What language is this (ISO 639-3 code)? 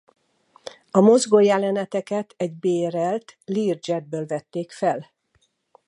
hun